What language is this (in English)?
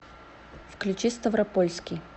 Russian